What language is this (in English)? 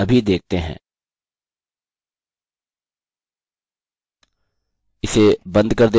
Hindi